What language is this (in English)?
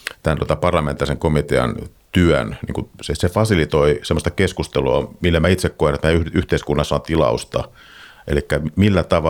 Finnish